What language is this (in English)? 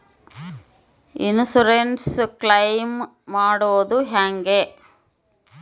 Kannada